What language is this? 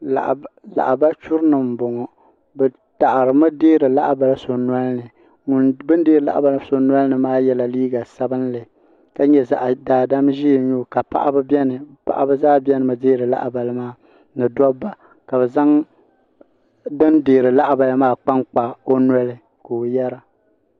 Dagbani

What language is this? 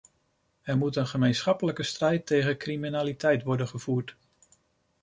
Dutch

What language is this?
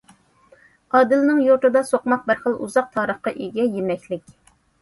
Uyghur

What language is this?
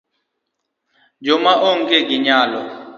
Luo (Kenya and Tanzania)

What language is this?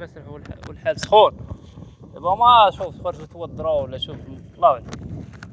Arabic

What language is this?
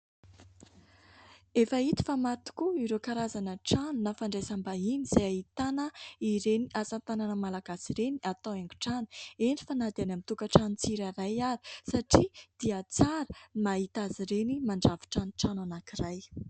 Malagasy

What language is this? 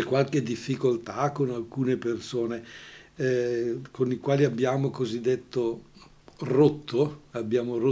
Italian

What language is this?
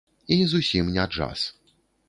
Belarusian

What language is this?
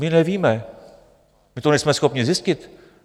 Czech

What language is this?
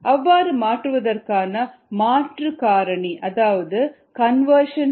Tamil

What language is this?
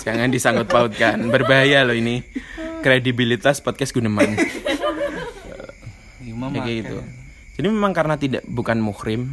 Indonesian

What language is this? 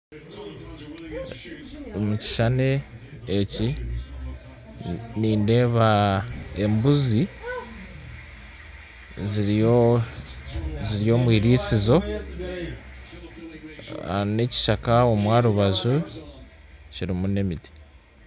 Nyankole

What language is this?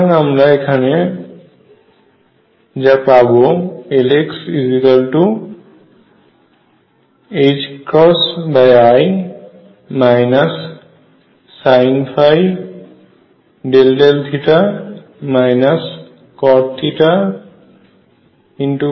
Bangla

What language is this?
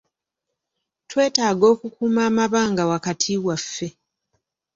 Ganda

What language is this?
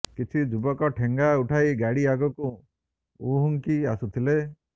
Odia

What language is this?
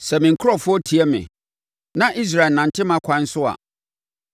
Akan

